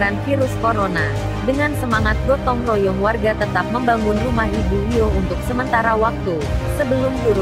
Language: Indonesian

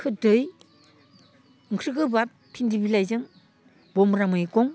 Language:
Bodo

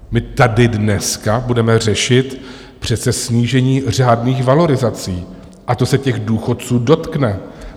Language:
Czech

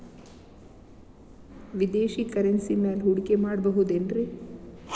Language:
Kannada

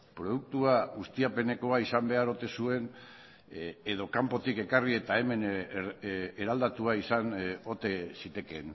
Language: Basque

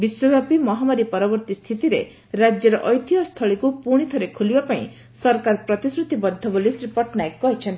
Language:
Odia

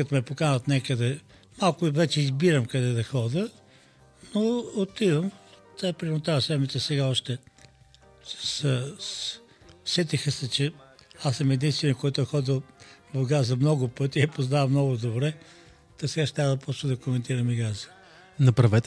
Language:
Bulgarian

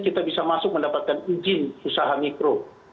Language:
Indonesian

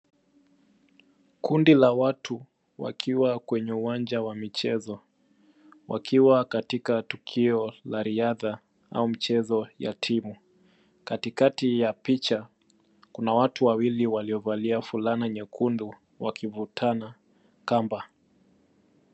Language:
Swahili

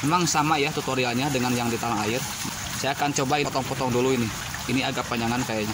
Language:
Indonesian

